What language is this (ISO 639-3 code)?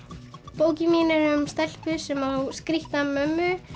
isl